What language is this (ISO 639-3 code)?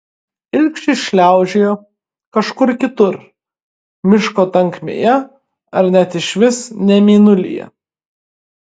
lit